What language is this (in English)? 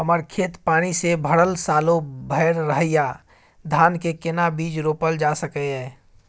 Maithili